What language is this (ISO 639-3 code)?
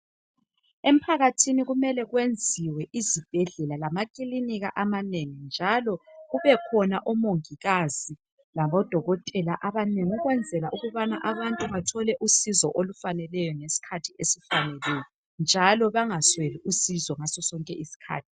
nde